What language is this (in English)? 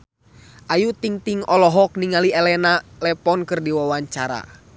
Sundanese